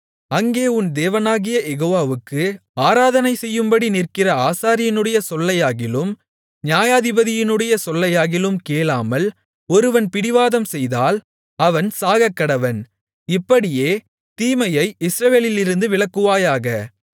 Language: Tamil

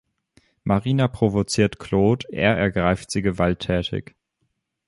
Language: German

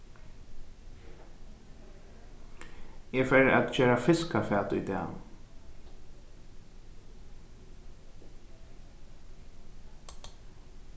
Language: Faroese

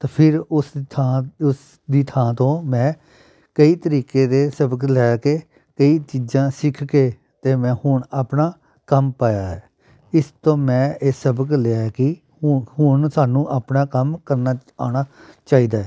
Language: Punjabi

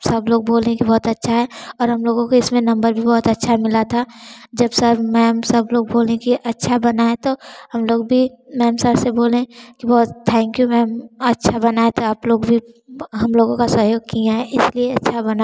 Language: Hindi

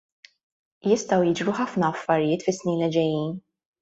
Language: Maltese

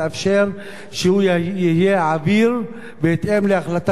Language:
Hebrew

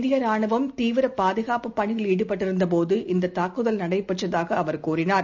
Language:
Tamil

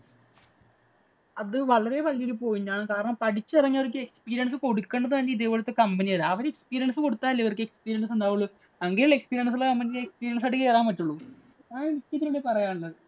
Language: Malayalam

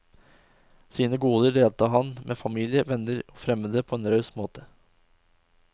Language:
Norwegian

